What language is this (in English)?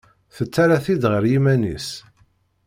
Kabyle